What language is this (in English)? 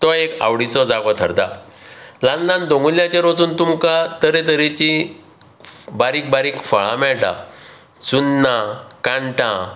Konkani